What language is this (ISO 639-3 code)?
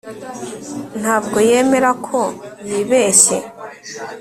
kin